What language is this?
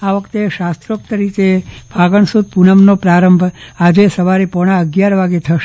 Gujarati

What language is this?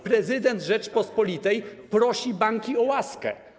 Polish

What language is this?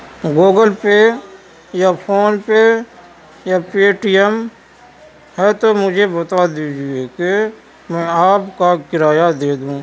Urdu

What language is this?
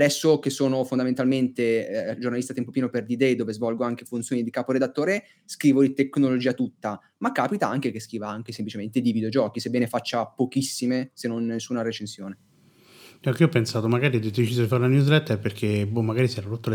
Italian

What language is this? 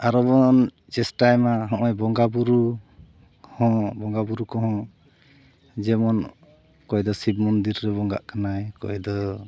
Santali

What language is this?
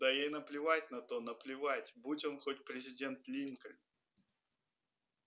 Russian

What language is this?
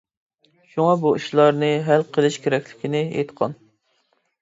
Uyghur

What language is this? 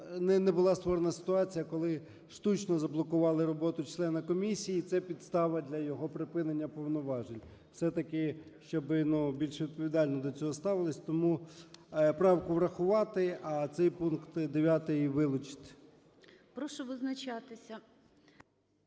Ukrainian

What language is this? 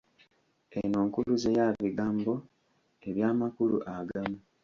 Ganda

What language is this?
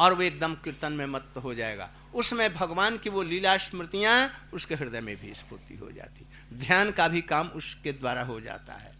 Hindi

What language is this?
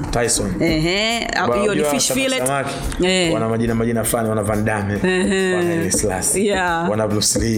Swahili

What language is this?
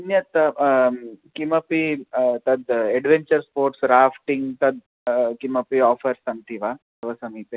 Sanskrit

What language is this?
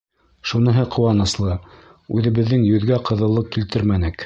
Bashkir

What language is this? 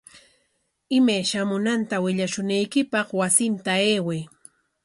Corongo Ancash Quechua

